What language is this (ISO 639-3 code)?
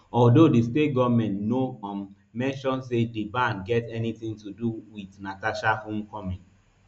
pcm